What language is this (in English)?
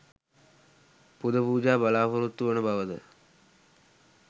Sinhala